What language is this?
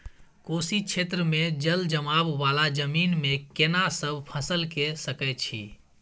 Maithili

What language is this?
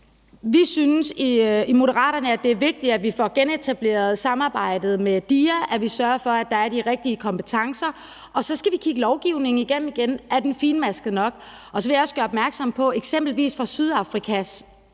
Danish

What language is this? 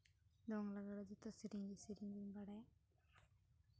Santali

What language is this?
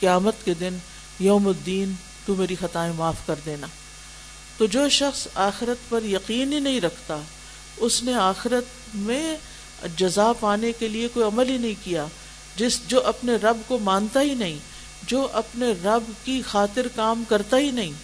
Urdu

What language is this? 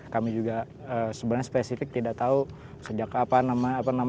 Indonesian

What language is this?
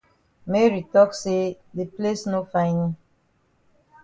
Cameroon Pidgin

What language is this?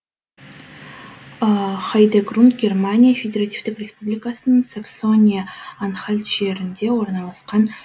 Kazakh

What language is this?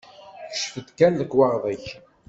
Kabyle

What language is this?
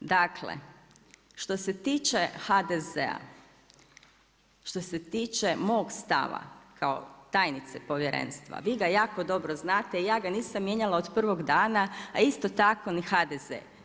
Croatian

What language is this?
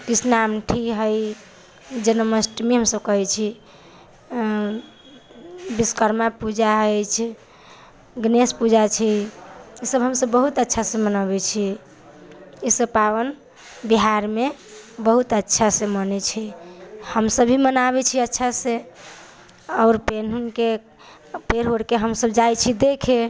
Maithili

